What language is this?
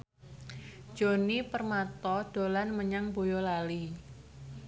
Javanese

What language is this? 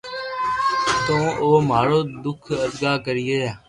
Loarki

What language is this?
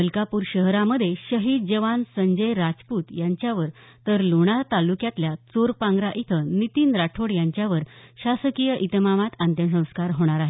Marathi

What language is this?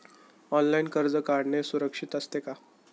Marathi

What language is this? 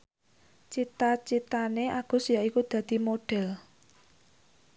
Javanese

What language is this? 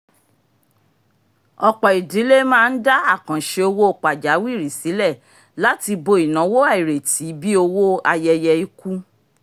Yoruba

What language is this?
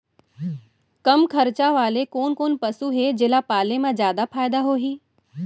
Chhattisgarhi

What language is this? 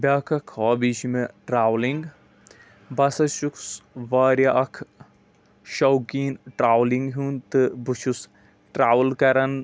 Kashmiri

